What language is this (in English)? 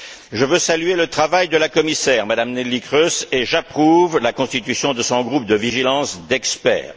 French